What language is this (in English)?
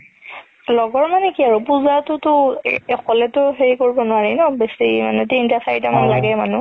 Assamese